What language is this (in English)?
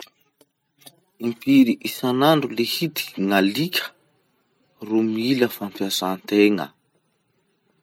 Masikoro Malagasy